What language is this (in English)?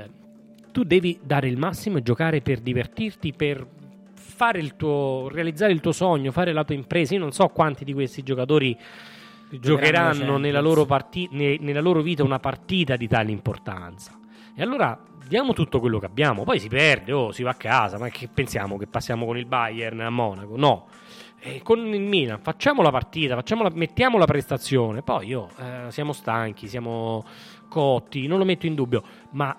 Italian